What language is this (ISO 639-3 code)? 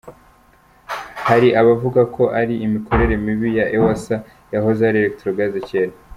kin